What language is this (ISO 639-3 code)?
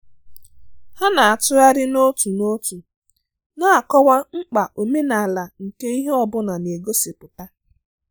ibo